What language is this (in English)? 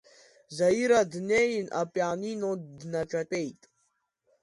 Abkhazian